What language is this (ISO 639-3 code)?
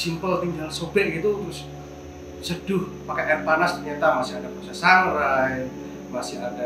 ind